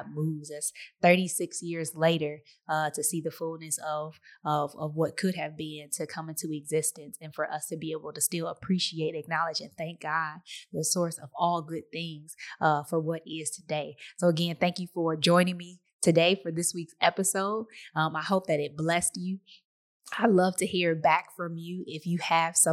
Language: English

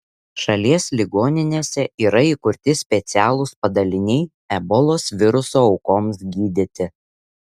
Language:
Lithuanian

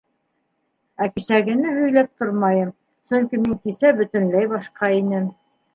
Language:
Bashkir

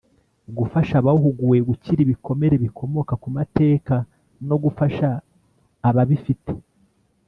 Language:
Kinyarwanda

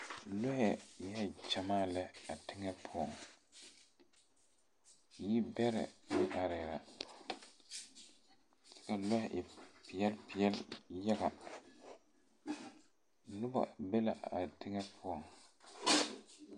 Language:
Southern Dagaare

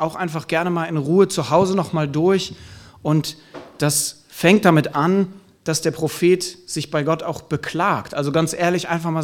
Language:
German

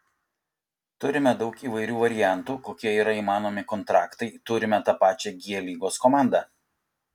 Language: Lithuanian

